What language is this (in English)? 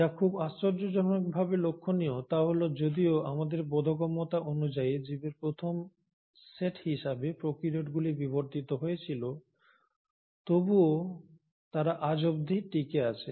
Bangla